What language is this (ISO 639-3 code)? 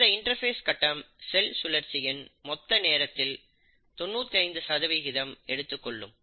tam